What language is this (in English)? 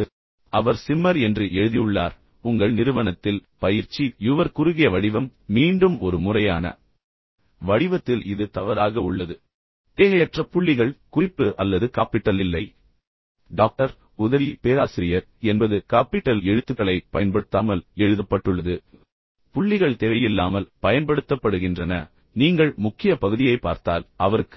Tamil